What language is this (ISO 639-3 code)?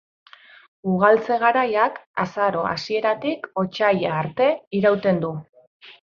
eus